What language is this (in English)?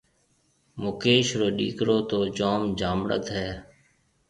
Marwari (Pakistan)